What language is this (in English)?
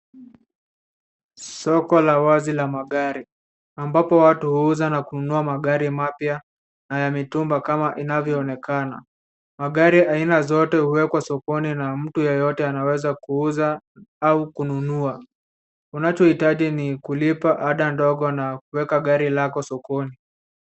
Swahili